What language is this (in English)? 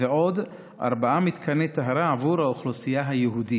Hebrew